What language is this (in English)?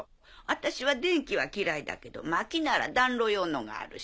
Japanese